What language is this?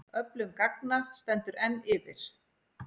Icelandic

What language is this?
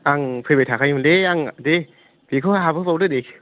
Bodo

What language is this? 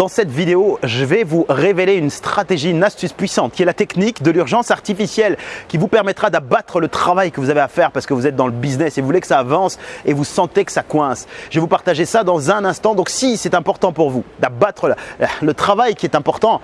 French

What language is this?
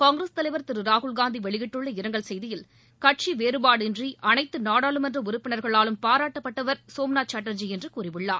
Tamil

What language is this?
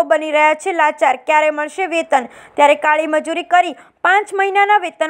English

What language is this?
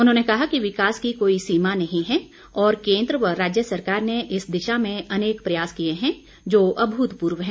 Hindi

